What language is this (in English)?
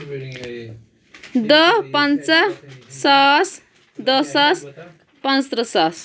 Kashmiri